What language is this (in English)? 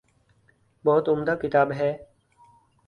Urdu